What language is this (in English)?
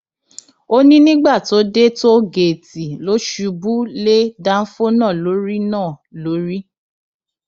Yoruba